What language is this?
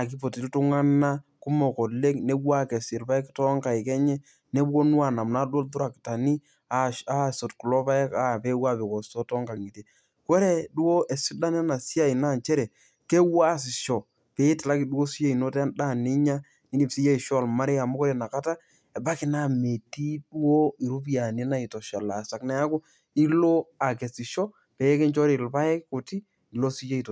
Masai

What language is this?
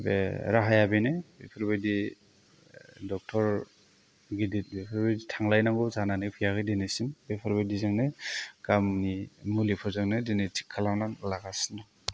Bodo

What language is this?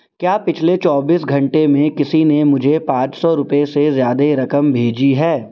Urdu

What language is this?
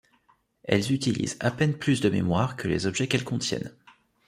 French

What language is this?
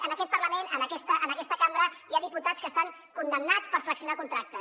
Catalan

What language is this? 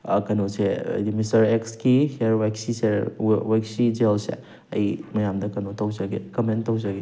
Manipuri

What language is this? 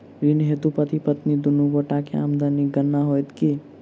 Maithili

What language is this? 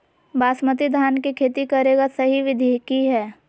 Magahi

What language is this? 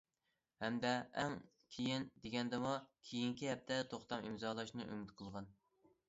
Uyghur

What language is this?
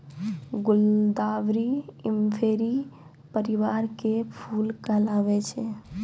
Maithili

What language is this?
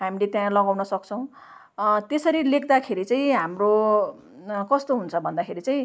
Nepali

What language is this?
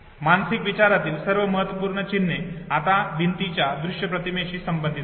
Marathi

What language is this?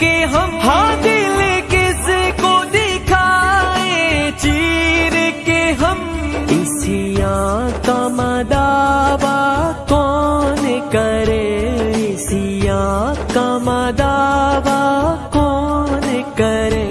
Punjabi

